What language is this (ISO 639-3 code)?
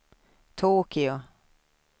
swe